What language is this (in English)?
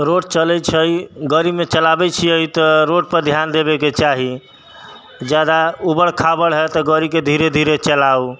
Maithili